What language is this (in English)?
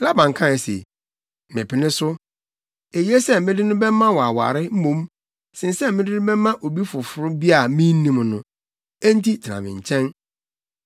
Akan